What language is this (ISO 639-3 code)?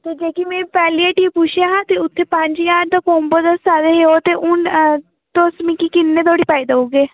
doi